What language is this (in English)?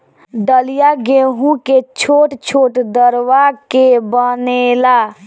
Bhojpuri